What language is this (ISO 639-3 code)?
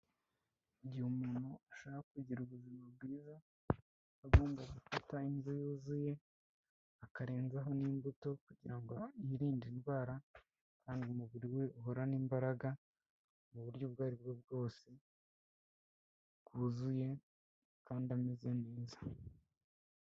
kin